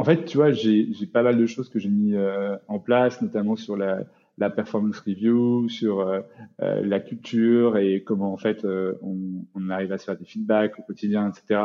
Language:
French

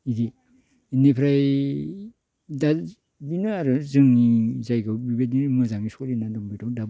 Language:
Bodo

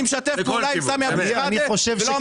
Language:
Hebrew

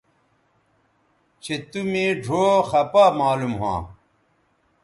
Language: Bateri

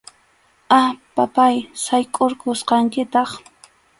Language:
Arequipa-La Unión Quechua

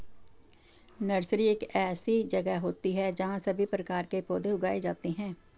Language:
Hindi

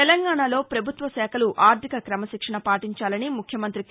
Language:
Telugu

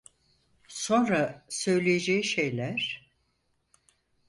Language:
Turkish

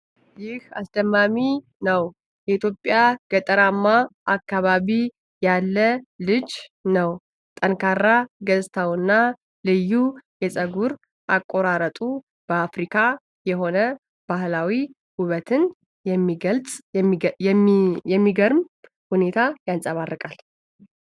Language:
Amharic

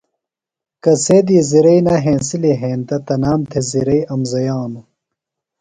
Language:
Phalura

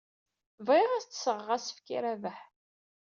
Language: Kabyle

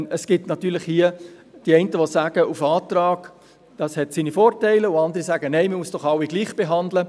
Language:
Swiss German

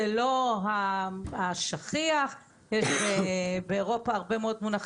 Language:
Hebrew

